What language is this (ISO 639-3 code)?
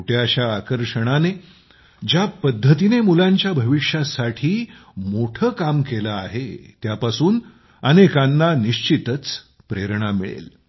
mar